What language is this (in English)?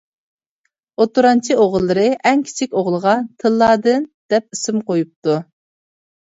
Uyghur